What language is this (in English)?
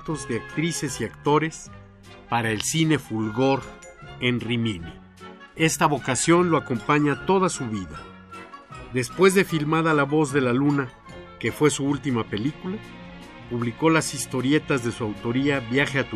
Spanish